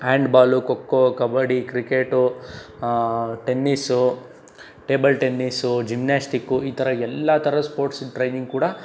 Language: Kannada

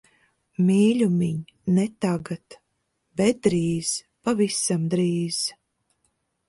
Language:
Latvian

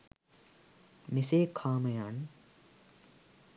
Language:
Sinhala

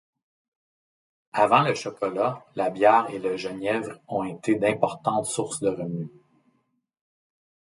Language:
French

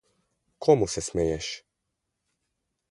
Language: Slovenian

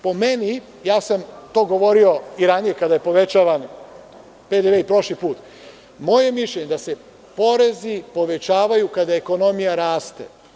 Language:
Serbian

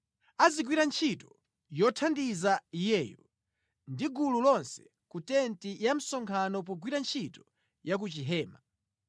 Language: Nyanja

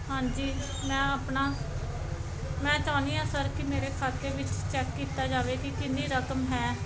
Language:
Punjabi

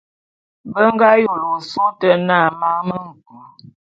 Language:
Bulu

